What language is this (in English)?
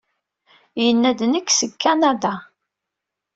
Kabyle